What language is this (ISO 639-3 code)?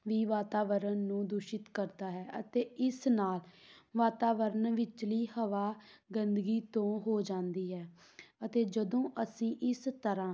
pan